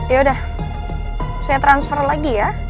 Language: Indonesian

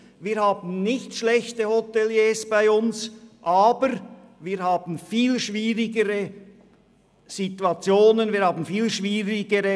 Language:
Swiss German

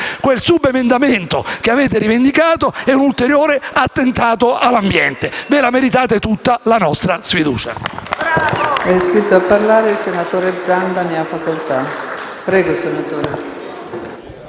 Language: Italian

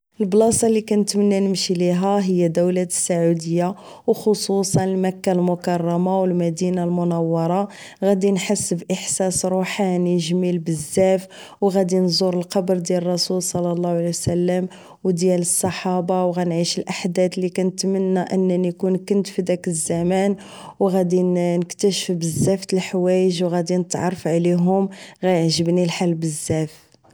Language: Moroccan Arabic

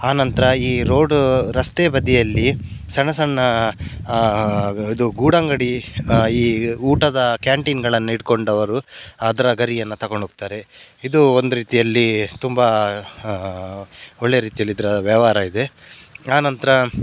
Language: Kannada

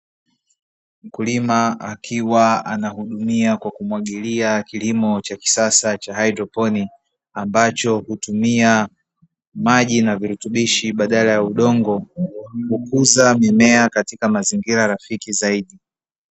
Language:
Swahili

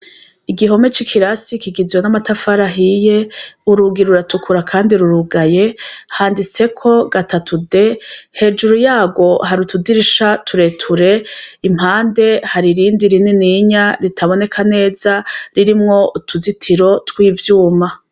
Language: Rundi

